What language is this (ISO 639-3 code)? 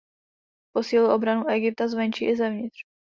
ces